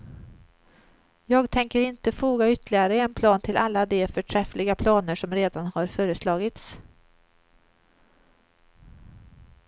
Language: Swedish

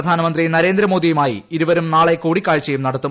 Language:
Malayalam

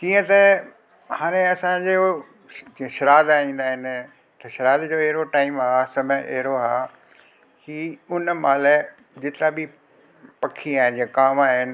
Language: Sindhi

